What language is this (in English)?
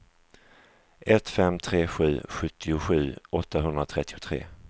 Swedish